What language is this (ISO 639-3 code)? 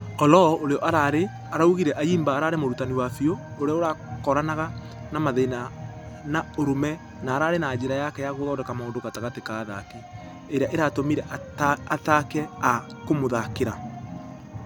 kik